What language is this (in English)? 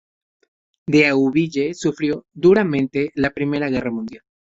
Spanish